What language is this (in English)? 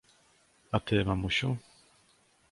Polish